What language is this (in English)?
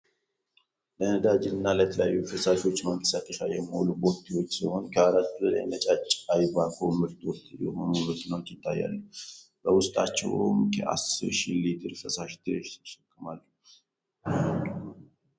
Amharic